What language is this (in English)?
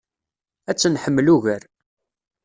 Kabyle